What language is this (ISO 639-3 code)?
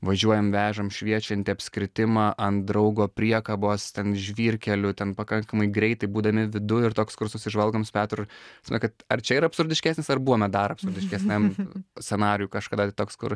lit